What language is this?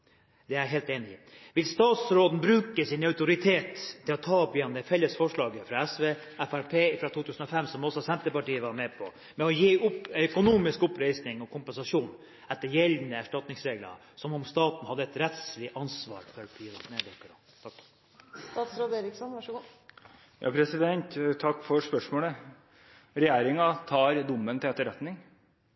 Norwegian Bokmål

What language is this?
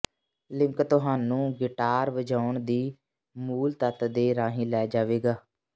Punjabi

